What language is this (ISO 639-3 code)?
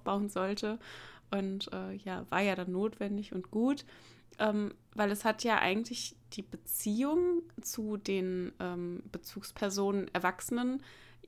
deu